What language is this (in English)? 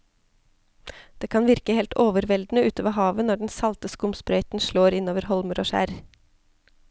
Norwegian